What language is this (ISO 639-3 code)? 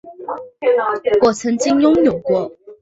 zho